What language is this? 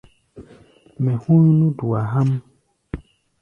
Gbaya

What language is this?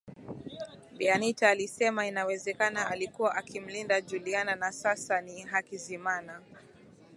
Swahili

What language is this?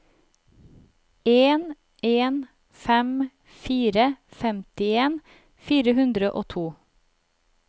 Norwegian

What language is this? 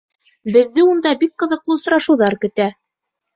Bashkir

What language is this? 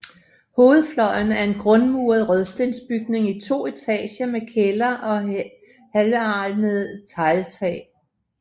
Danish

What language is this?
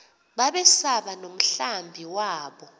Xhosa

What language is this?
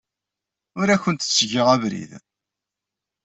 Kabyle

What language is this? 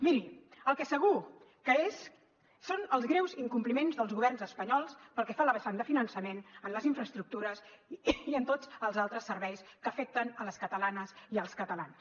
Catalan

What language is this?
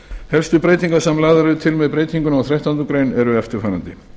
Icelandic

